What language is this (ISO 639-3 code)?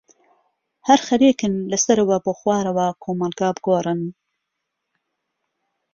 ckb